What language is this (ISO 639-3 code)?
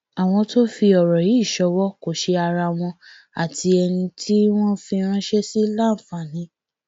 yor